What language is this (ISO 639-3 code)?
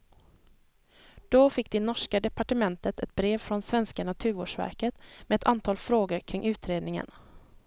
swe